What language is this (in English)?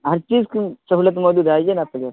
Urdu